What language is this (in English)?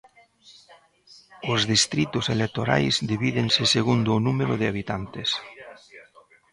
Galician